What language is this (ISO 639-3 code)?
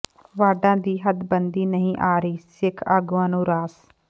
pan